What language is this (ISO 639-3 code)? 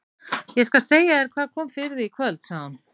isl